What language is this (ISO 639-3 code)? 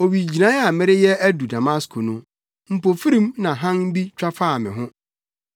aka